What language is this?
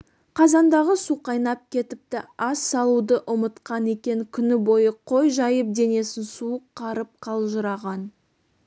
Kazakh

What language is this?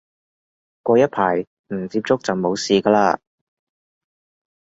Cantonese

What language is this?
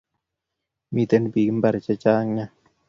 Kalenjin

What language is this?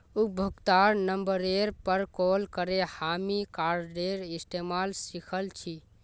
Magahi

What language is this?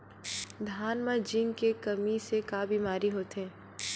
Chhattisgarhi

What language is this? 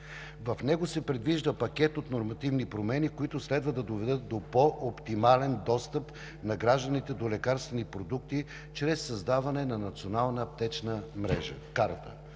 Bulgarian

